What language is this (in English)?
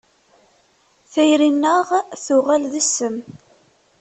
Kabyle